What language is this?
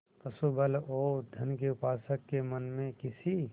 Hindi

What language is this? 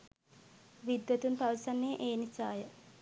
Sinhala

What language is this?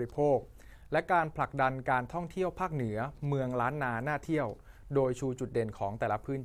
Thai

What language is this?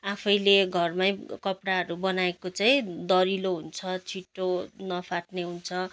Nepali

